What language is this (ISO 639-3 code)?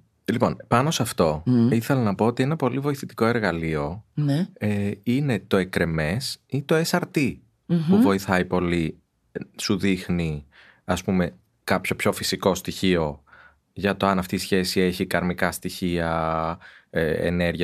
ell